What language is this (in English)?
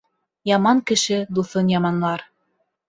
Bashkir